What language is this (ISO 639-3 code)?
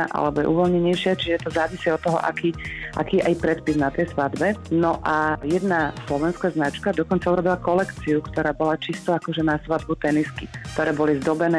slk